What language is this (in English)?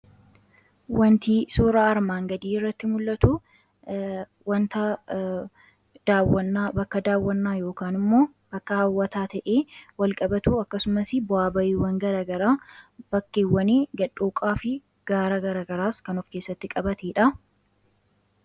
Oromo